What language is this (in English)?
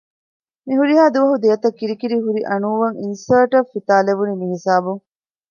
Divehi